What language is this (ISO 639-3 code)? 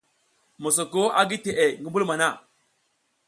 giz